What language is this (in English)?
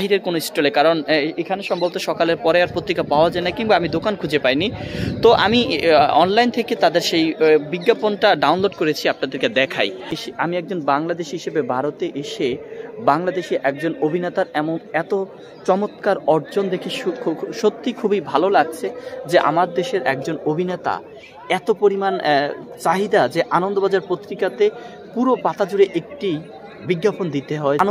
Thai